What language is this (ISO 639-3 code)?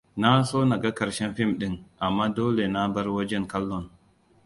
hau